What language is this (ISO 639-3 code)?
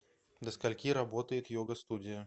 rus